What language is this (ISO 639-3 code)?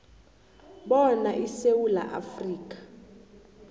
nbl